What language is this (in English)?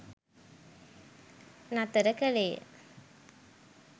Sinhala